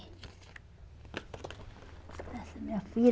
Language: Portuguese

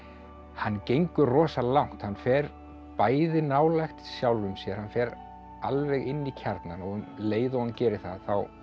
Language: Icelandic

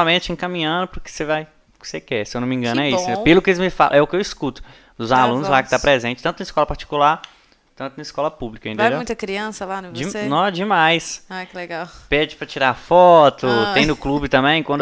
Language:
Portuguese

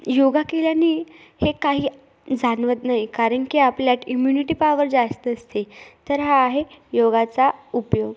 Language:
Marathi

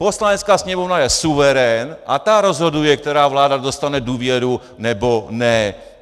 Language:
Czech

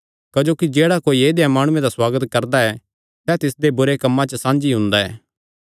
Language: Kangri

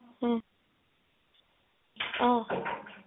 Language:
Assamese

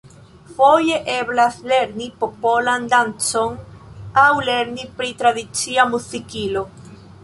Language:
Esperanto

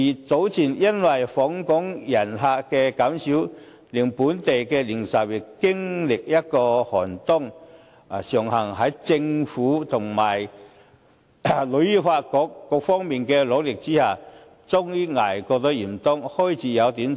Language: Cantonese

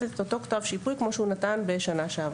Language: Hebrew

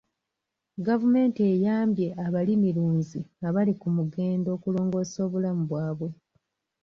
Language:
Ganda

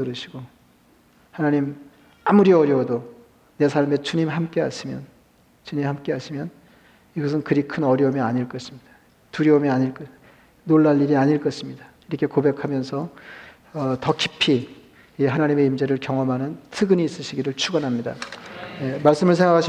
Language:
Korean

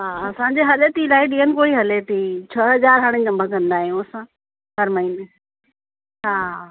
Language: Sindhi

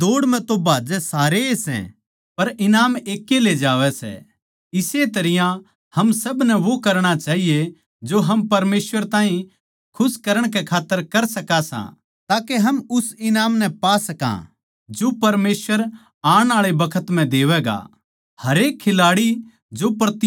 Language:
Haryanvi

